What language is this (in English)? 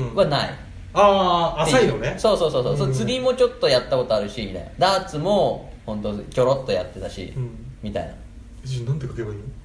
Japanese